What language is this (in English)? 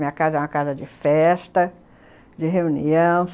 Portuguese